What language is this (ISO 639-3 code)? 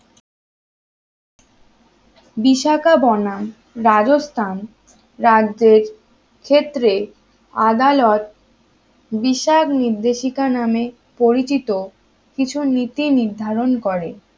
ben